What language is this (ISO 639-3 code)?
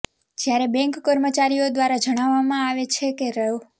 guj